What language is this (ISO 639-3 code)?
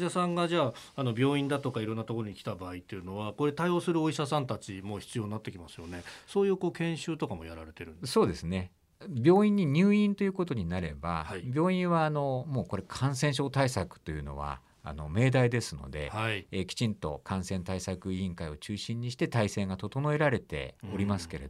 jpn